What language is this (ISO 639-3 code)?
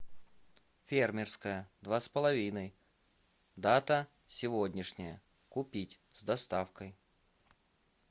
rus